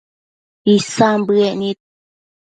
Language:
Matsés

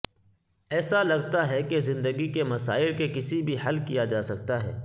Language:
Urdu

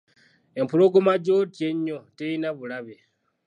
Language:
Ganda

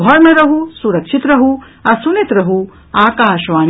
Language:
Maithili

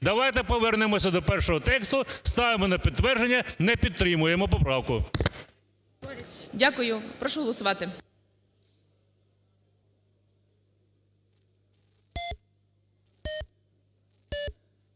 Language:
Ukrainian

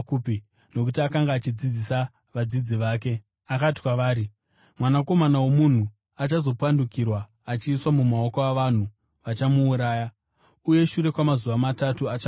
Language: Shona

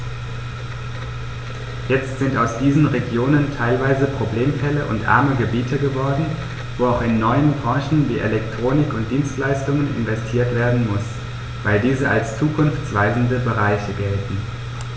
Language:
German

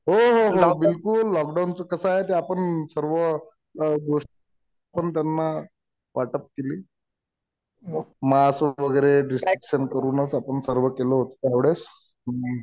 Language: Marathi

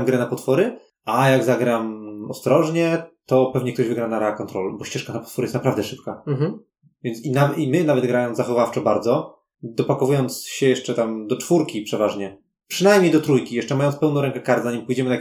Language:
Polish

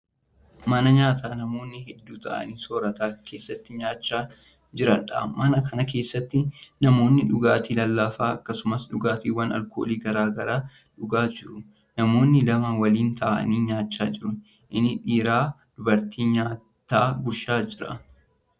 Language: Oromo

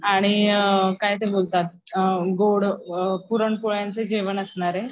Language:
Marathi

